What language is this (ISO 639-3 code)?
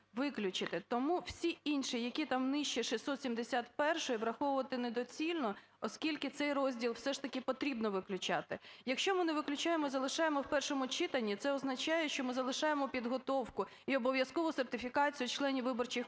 ukr